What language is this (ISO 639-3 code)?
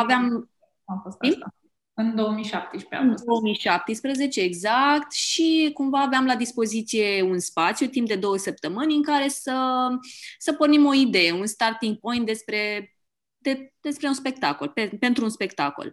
ron